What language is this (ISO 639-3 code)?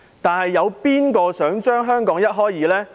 yue